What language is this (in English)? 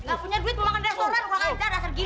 Indonesian